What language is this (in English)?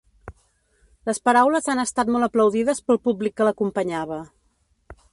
Catalan